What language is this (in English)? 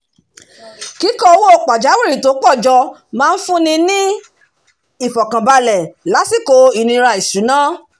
Yoruba